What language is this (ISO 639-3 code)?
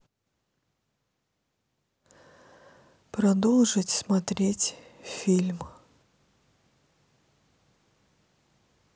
rus